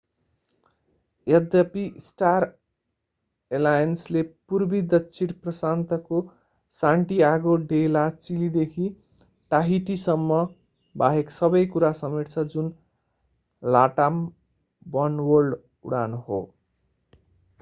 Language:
Nepali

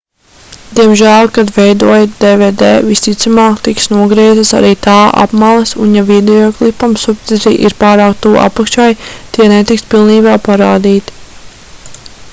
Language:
Latvian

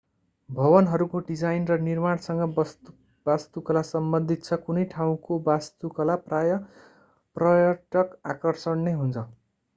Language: Nepali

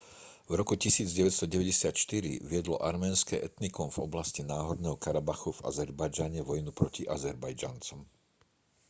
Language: Slovak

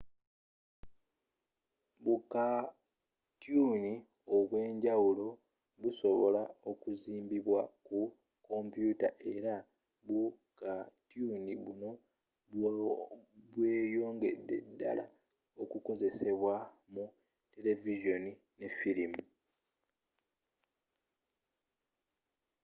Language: Ganda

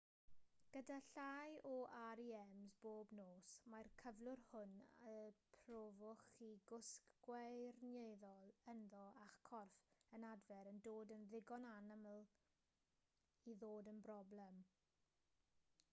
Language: Welsh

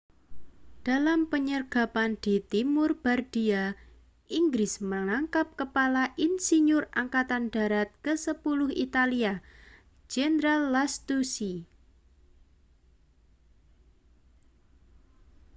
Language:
Indonesian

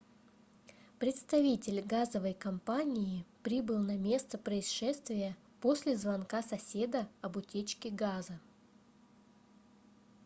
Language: Russian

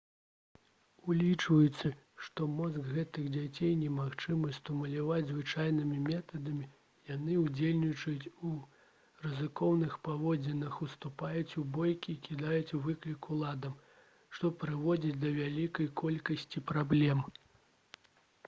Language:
Belarusian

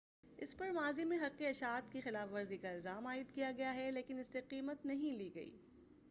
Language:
Urdu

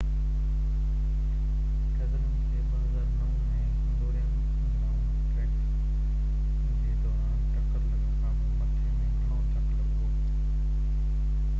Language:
Sindhi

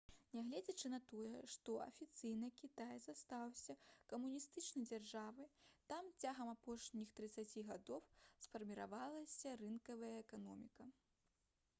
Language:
Belarusian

